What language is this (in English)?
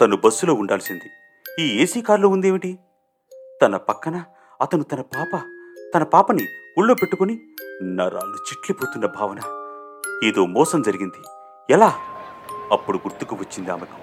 Telugu